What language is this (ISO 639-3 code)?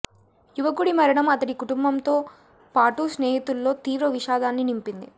tel